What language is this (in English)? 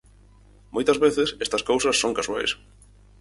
Galician